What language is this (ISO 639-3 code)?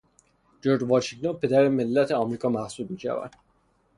fas